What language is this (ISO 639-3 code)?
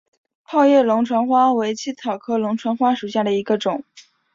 zho